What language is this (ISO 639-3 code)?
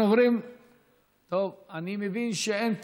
heb